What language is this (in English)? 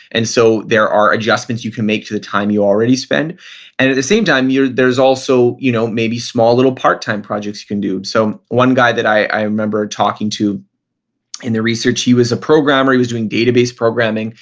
English